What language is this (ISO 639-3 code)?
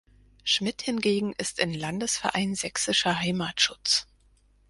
deu